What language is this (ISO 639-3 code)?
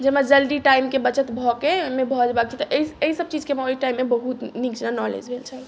mai